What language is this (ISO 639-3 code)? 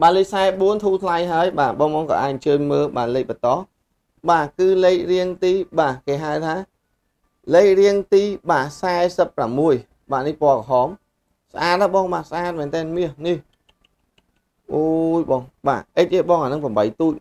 vie